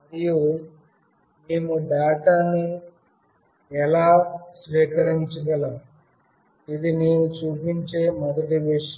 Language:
Telugu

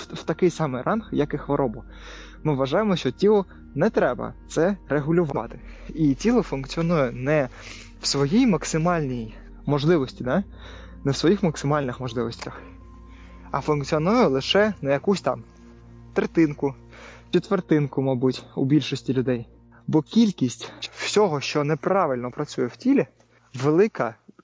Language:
Ukrainian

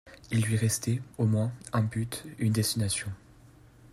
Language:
French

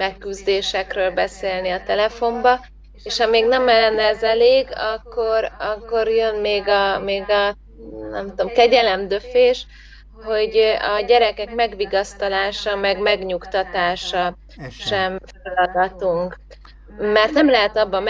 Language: Hungarian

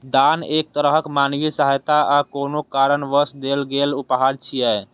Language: Maithili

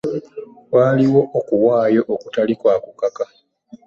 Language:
Ganda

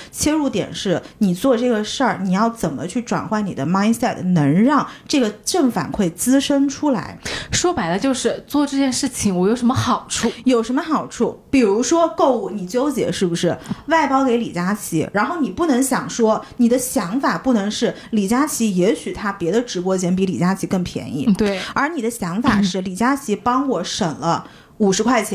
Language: Chinese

